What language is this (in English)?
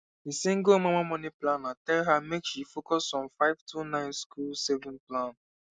Nigerian Pidgin